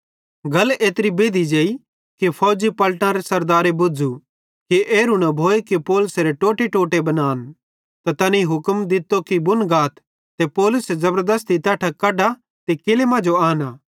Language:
Bhadrawahi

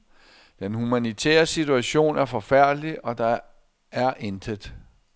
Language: Danish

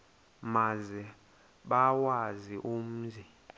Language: Xhosa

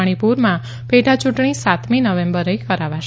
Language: Gujarati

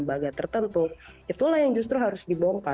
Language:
Indonesian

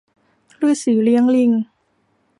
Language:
Thai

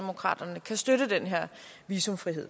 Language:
Danish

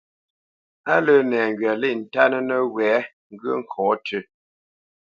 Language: Bamenyam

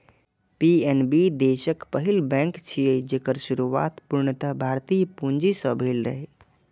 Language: Maithili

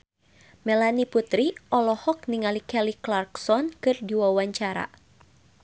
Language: Sundanese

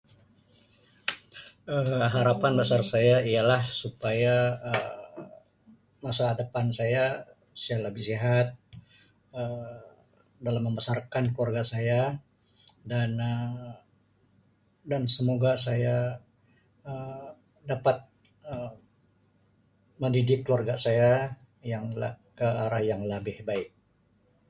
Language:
Sabah Malay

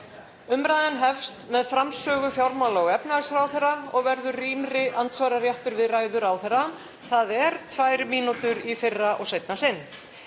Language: Icelandic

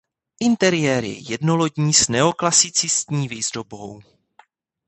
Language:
Czech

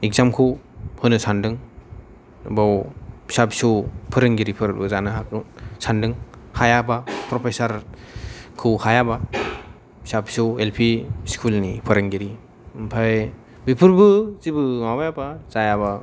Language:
Bodo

